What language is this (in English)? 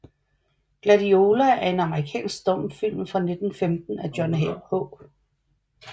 Danish